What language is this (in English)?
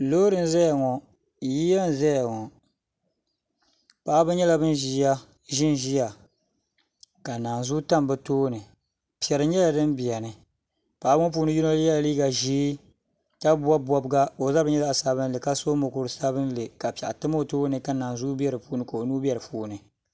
Dagbani